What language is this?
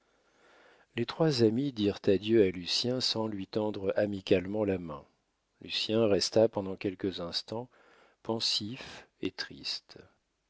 French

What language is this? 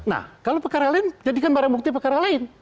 Indonesian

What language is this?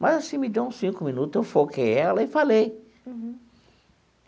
Portuguese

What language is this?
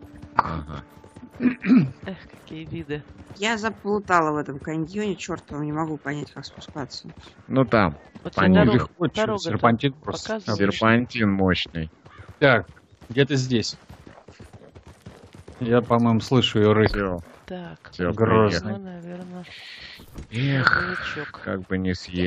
Russian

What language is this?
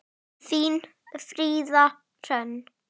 Icelandic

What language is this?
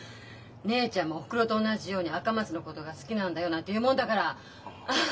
Japanese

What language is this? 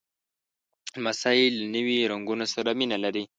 Pashto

